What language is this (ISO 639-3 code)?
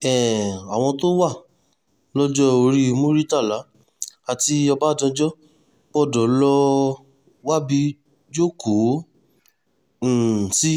yor